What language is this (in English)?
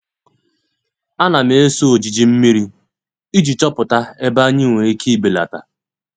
Igbo